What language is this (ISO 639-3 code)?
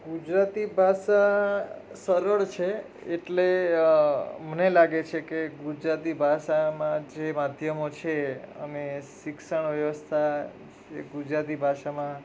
guj